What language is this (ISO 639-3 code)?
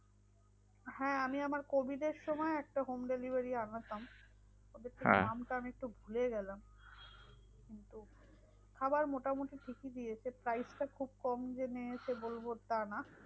ben